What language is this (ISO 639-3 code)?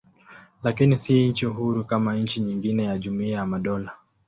swa